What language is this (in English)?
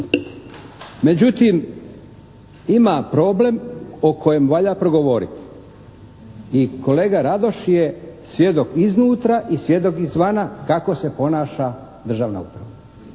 Croatian